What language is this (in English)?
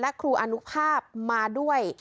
Thai